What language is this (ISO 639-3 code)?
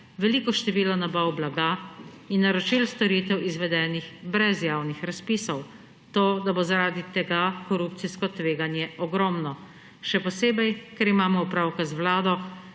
slv